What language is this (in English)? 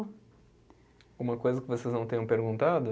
Portuguese